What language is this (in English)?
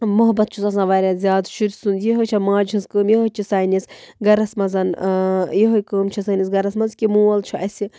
Kashmiri